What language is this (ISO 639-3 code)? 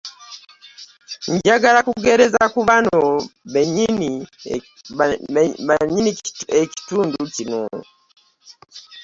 lug